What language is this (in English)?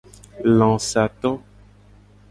Gen